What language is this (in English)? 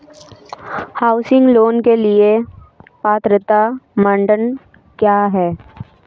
Hindi